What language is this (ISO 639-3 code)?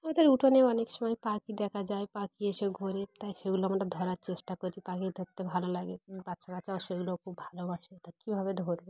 ben